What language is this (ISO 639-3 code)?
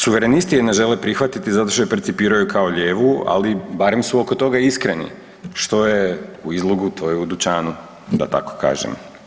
hrv